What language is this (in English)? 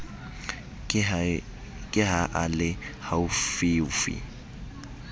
Southern Sotho